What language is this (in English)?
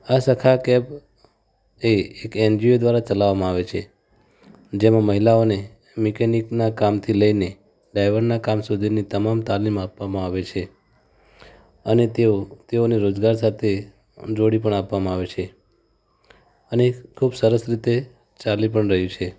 Gujarati